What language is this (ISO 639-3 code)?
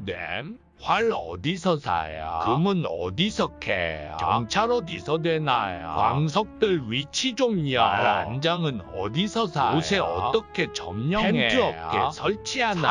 kor